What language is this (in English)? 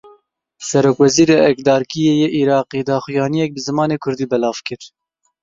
Kurdish